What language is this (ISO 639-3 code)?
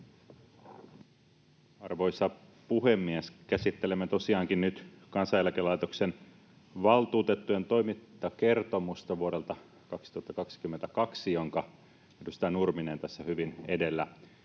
fin